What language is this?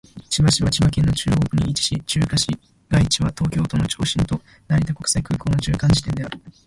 Japanese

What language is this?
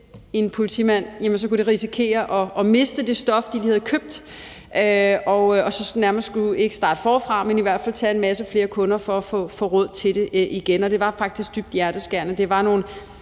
Danish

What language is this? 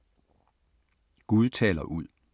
Danish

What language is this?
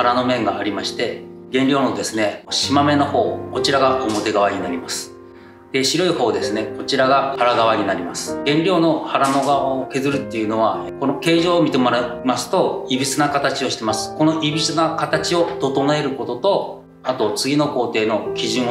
Japanese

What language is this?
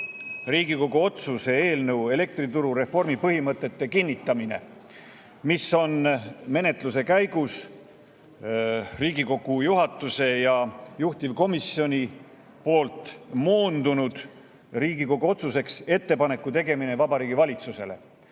Estonian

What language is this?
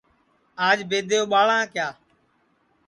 Sansi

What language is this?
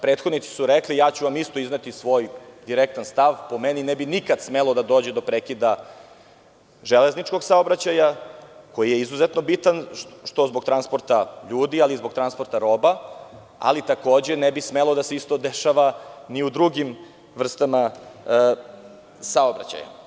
Serbian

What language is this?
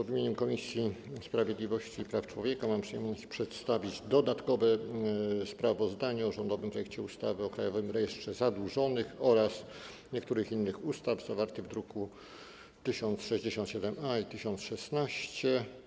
Polish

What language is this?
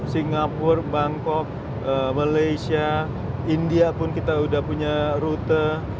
Indonesian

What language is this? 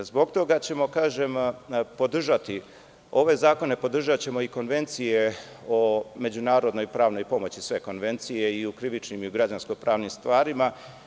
Serbian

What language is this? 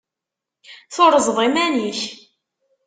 Kabyle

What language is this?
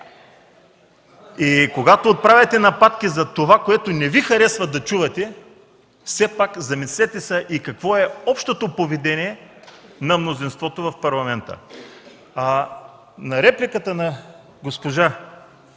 Bulgarian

